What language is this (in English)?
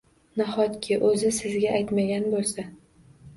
Uzbek